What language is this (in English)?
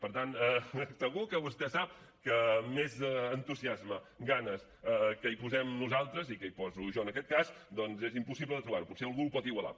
Catalan